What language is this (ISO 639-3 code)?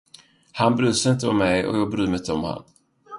swe